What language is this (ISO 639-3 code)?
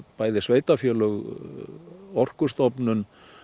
isl